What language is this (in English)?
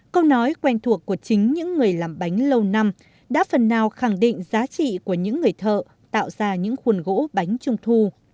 Vietnamese